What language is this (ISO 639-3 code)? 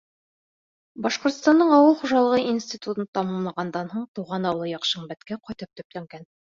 bak